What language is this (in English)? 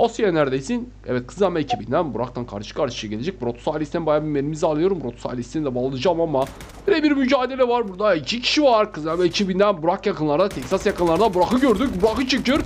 Turkish